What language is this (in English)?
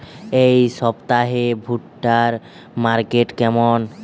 Bangla